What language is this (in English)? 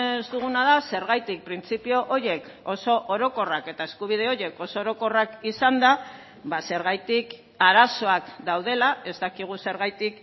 Basque